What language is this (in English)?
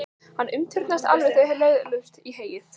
Icelandic